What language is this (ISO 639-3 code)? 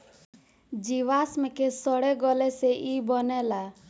bho